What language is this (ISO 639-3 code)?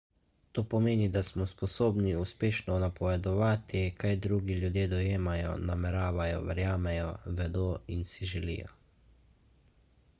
slv